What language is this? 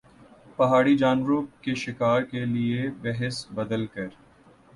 Urdu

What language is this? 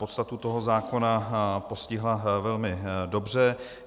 Czech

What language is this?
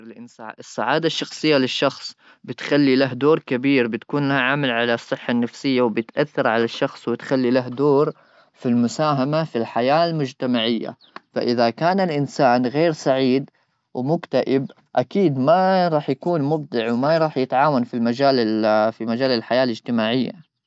Gulf Arabic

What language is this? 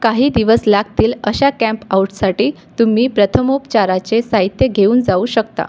Marathi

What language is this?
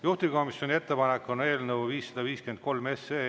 Estonian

